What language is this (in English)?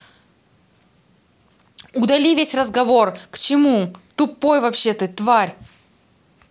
Russian